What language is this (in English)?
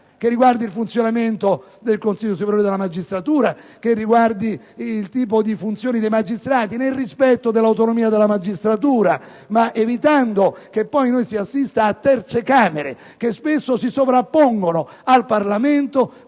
Italian